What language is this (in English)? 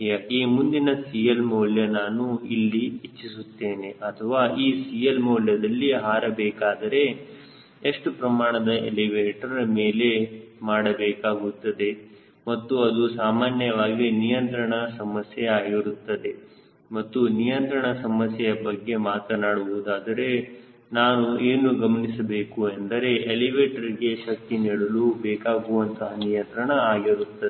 Kannada